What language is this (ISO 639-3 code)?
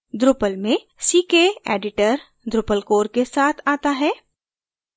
hin